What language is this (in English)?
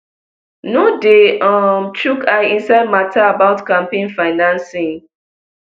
Nigerian Pidgin